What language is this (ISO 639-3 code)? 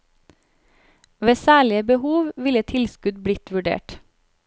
nor